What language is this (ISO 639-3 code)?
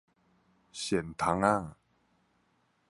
nan